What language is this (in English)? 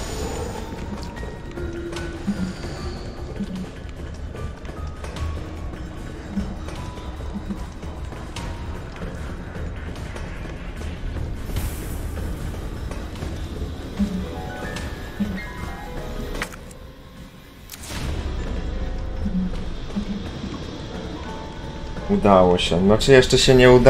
Polish